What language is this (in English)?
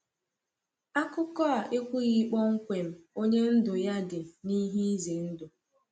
Igbo